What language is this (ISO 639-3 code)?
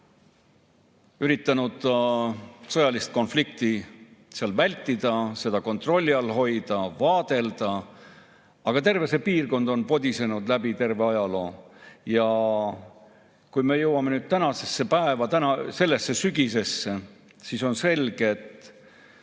est